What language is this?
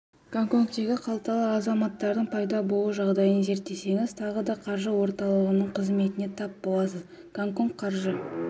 Kazakh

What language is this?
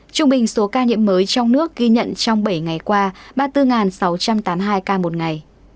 Vietnamese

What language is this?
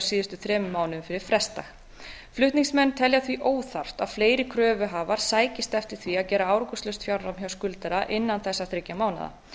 Icelandic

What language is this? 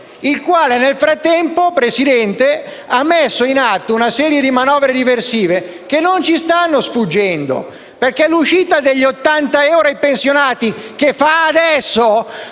Italian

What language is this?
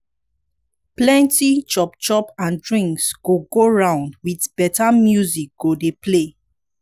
Nigerian Pidgin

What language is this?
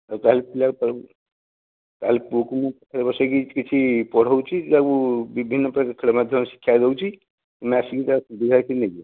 Odia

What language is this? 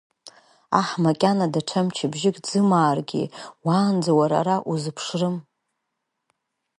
Abkhazian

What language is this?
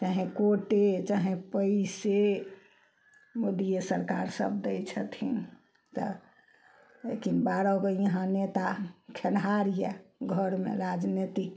Maithili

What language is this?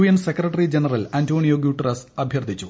Malayalam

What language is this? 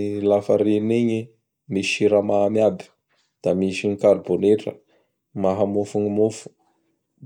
Bara Malagasy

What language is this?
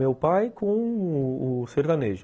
Portuguese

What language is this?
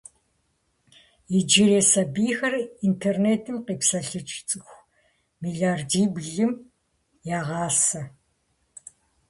Kabardian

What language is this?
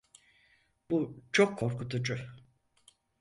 Turkish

